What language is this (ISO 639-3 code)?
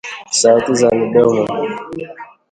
swa